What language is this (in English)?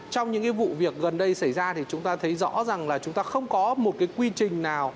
Vietnamese